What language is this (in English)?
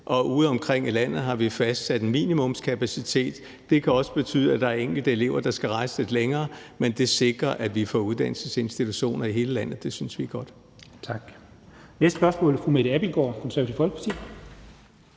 Danish